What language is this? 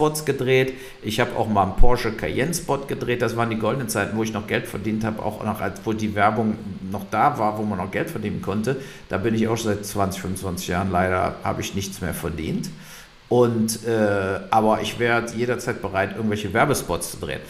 German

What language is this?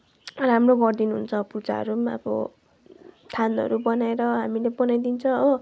Nepali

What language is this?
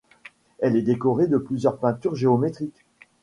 French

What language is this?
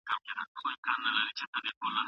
Pashto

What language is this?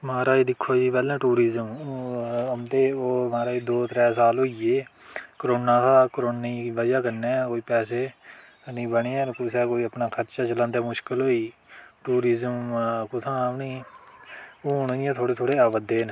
Dogri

